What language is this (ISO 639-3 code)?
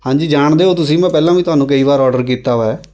pan